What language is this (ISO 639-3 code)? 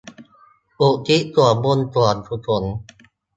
tha